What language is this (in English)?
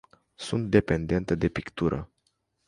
Romanian